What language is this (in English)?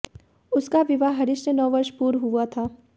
Hindi